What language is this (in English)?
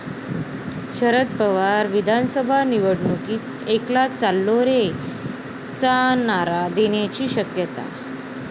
Marathi